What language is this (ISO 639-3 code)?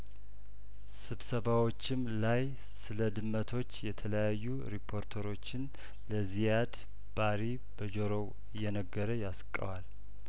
amh